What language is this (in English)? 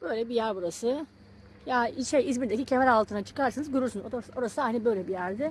Turkish